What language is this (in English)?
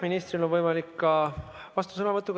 Estonian